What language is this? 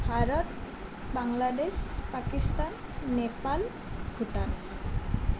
Assamese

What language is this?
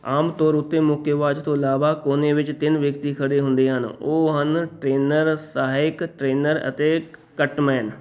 Punjabi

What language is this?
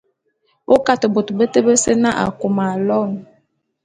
Bulu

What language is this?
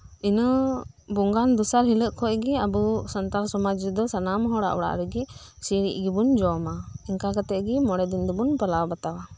Santali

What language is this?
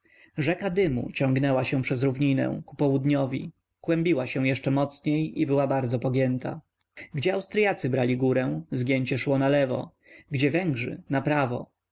Polish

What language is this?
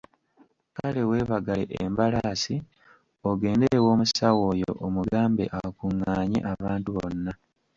Ganda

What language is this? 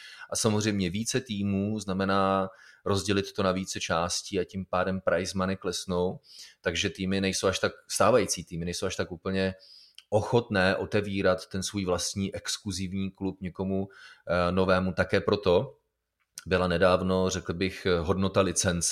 Czech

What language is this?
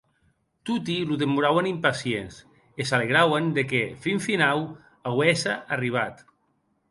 Occitan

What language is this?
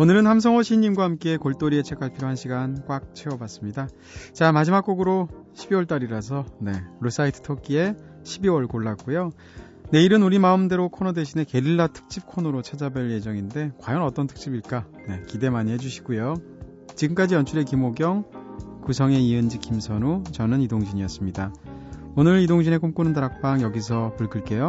Korean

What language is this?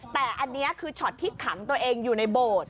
Thai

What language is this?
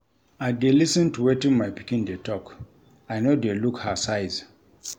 Nigerian Pidgin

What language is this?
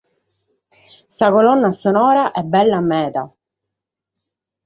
Sardinian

